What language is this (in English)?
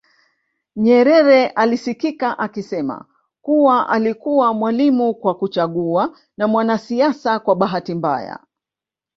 Swahili